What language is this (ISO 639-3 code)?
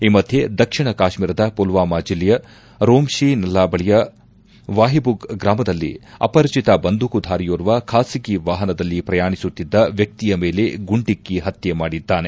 kan